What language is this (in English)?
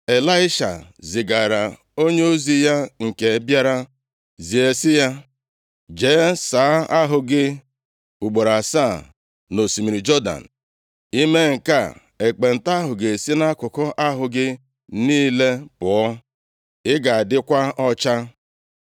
Igbo